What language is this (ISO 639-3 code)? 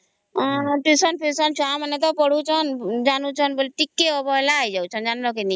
ori